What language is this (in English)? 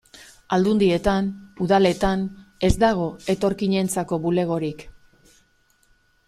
Basque